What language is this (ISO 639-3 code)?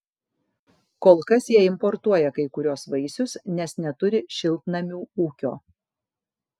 lit